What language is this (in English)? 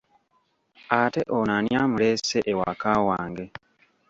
Ganda